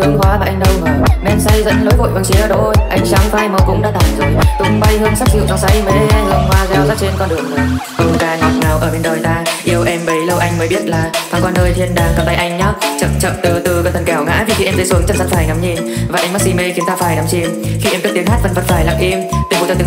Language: Vietnamese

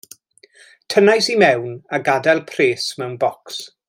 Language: Welsh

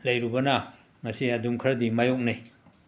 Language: Manipuri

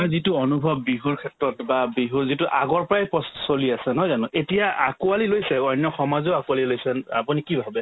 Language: Assamese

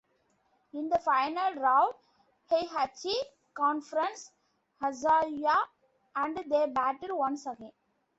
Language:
English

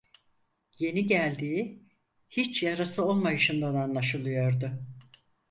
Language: Turkish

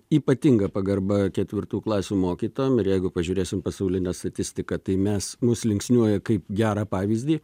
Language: Lithuanian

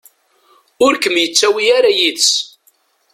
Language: Kabyle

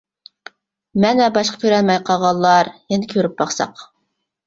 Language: Uyghur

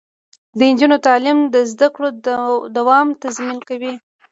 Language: Pashto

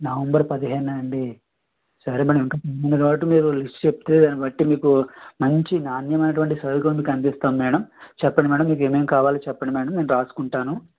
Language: Telugu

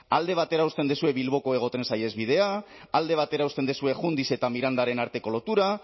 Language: Basque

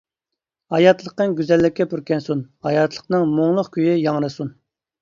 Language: Uyghur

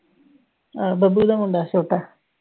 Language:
Punjabi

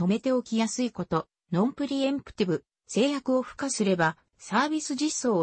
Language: Japanese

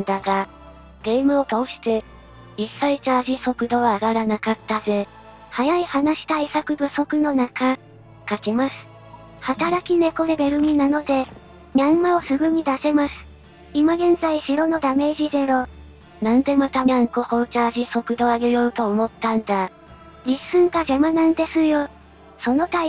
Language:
Japanese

